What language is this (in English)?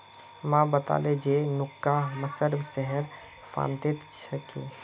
Magahi